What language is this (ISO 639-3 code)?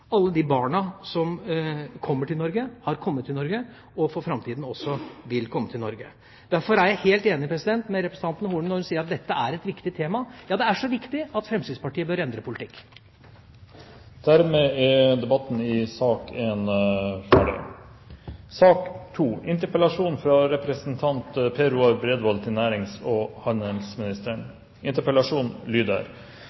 nor